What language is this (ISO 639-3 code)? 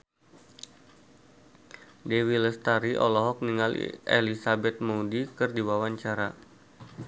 sun